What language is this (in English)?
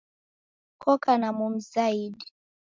Taita